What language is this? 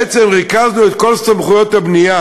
Hebrew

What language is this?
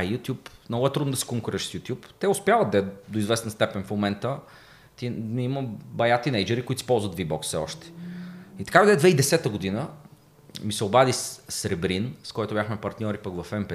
Bulgarian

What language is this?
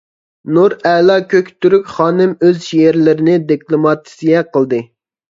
Uyghur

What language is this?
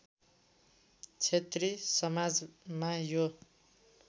Nepali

